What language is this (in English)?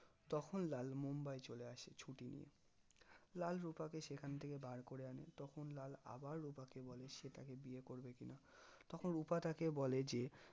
Bangla